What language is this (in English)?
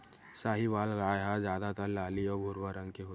Chhattisgarhi